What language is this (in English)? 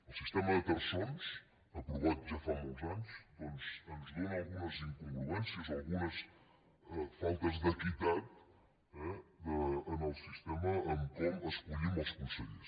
Catalan